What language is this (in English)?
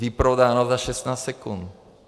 Czech